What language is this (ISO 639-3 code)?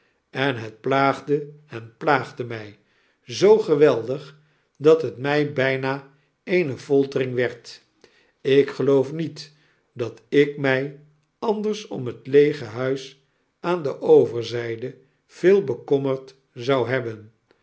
nld